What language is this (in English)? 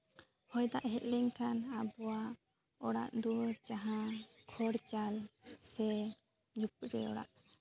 Santali